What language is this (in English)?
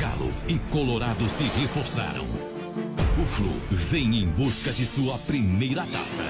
Portuguese